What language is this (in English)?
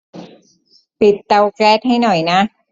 Thai